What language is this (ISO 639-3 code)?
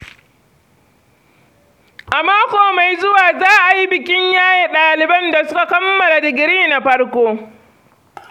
hau